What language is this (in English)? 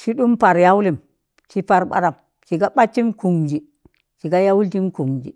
Tangale